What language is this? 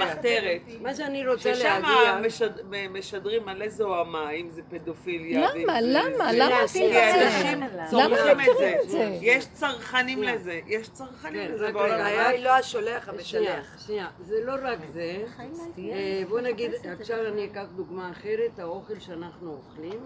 Hebrew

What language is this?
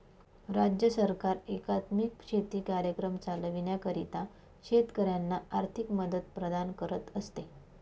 Marathi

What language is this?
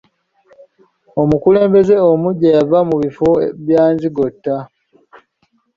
Ganda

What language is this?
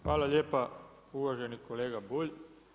Croatian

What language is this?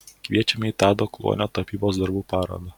Lithuanian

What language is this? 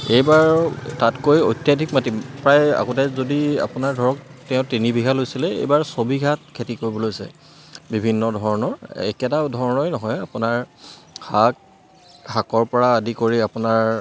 Assamese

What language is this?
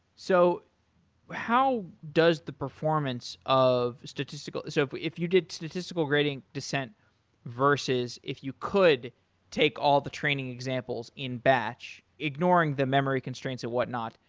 English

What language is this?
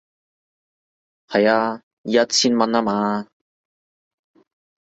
Cantonese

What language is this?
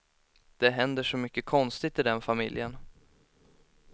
Swedish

